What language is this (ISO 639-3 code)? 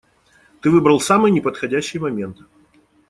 rus